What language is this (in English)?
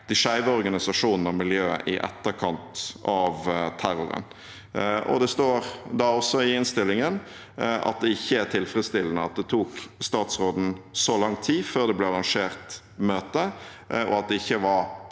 Norwegian